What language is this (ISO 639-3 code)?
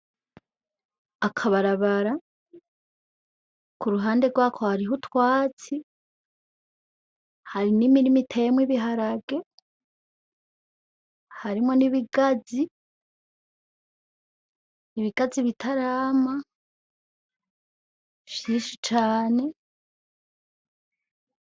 run